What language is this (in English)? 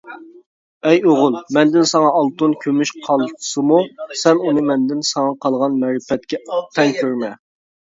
Uyghur